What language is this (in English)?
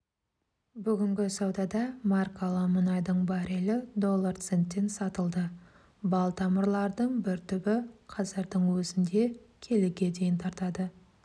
Kazakh